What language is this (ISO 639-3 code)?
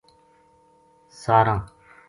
gju